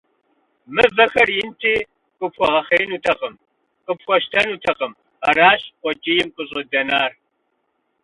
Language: Kabardian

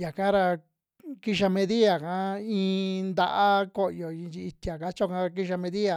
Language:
Western Juxtlahuaca Mixtec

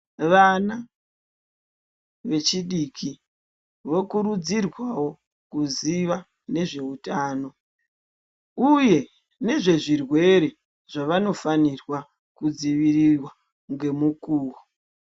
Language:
Ndau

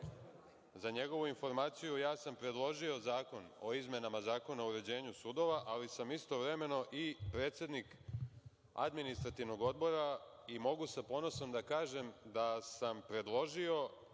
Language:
Serbian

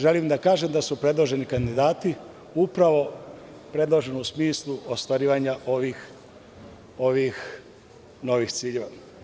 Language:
Serbian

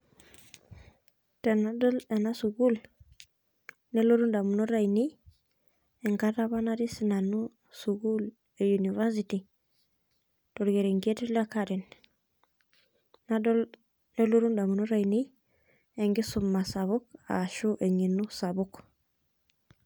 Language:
Masai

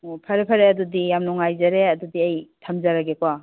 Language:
Manipuri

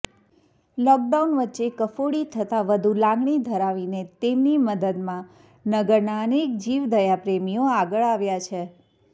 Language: Gujarati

